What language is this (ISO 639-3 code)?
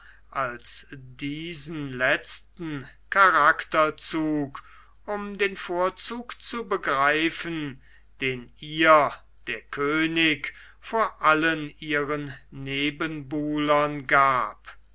deu